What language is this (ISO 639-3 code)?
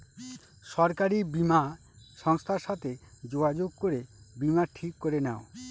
ben